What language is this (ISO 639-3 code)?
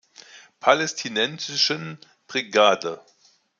deu